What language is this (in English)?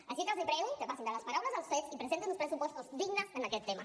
Catalan